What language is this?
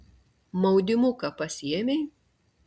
Lithuanian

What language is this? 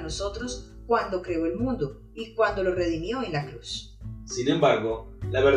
Spanish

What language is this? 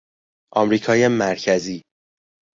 Persian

